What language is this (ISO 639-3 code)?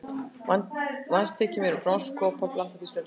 isl